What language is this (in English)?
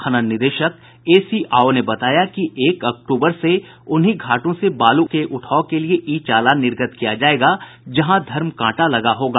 Hindi